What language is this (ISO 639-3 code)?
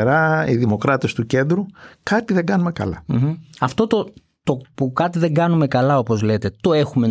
ell